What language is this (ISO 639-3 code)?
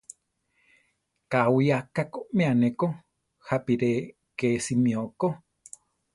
tar